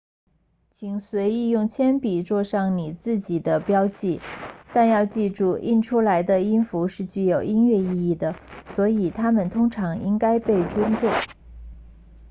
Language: Chinese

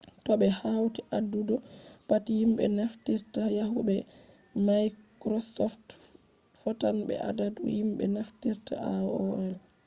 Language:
Fula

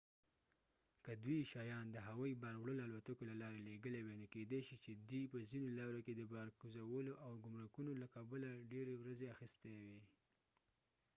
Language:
Pashto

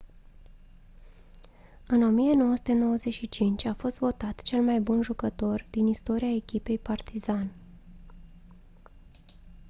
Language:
Romanian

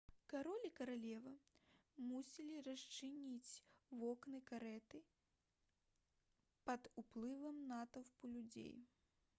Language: Belarusian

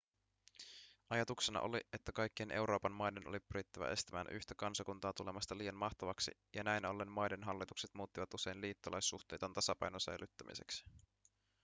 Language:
Finnish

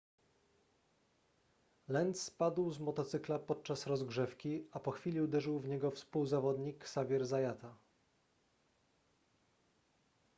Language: Polish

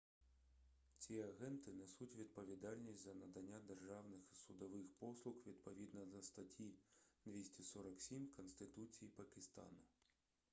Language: Ukrainian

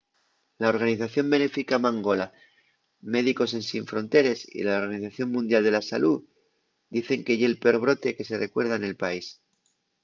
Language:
Asturian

